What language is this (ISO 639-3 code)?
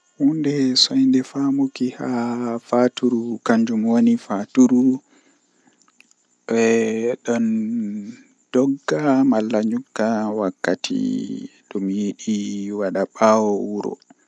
fuh